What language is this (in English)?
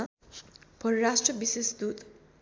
Nepali